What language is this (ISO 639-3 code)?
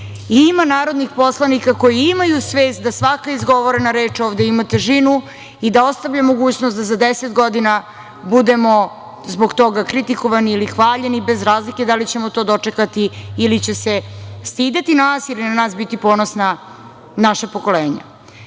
srp